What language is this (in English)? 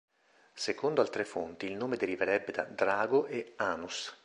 Italian